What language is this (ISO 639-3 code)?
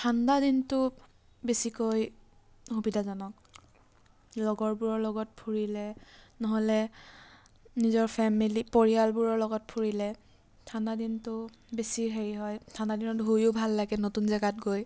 asm